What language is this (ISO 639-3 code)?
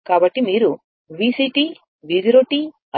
tel